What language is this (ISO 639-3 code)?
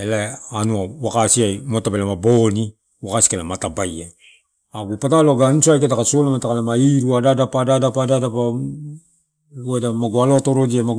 ttu